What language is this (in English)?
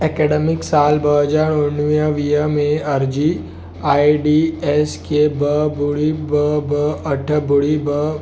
Sindhi